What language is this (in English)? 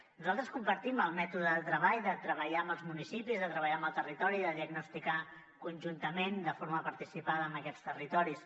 Catalan